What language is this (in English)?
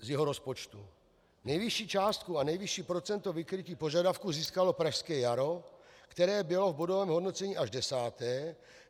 Czech